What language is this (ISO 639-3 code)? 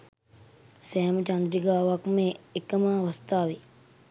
sin